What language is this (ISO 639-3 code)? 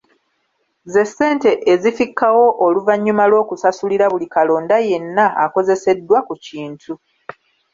lug